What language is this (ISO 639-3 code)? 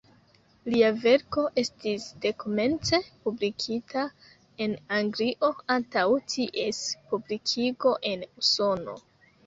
epo